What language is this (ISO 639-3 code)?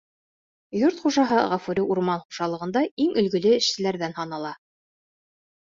bak